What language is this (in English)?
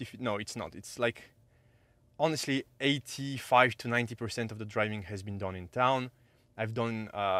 English